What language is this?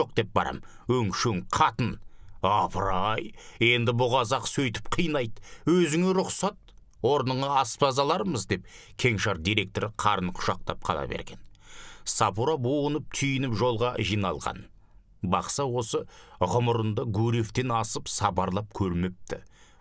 Turkish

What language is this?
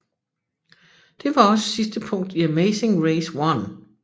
Danish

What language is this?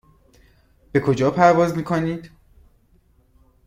Persian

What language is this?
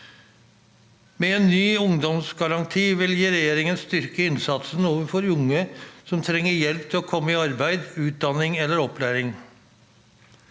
Norwegian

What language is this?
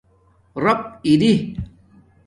Domaaki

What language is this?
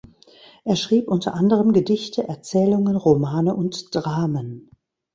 German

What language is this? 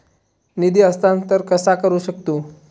Marathi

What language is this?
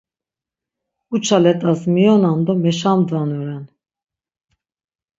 Laz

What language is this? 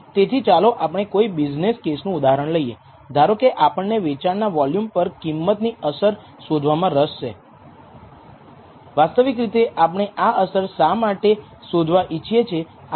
Gujarati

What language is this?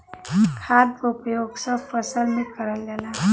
Bhojpuri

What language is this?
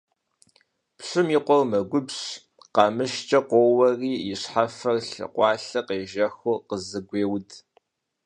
Kabardian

